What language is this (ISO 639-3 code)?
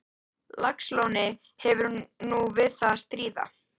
isl